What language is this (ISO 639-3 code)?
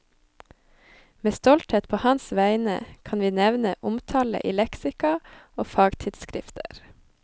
nor